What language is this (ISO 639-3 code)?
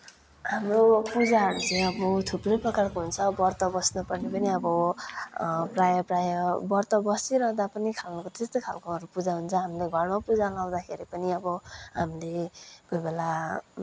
nep